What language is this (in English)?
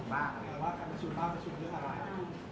Thai